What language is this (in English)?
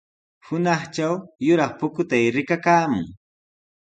Sihuas Ancash Quechua